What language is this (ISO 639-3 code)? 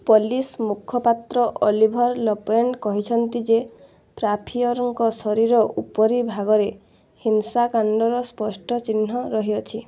ori